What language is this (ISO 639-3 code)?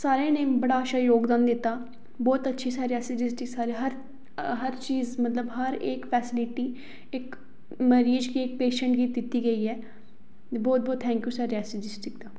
doi